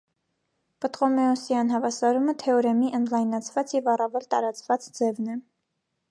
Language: Armenian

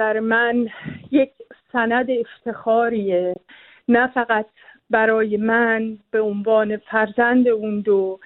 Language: Persian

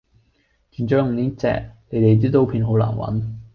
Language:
Cantonese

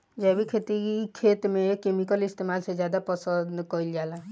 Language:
Bhojpuri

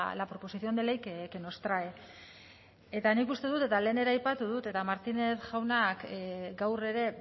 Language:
Basque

